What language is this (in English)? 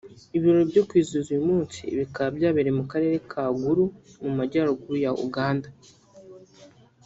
Kinyarwanda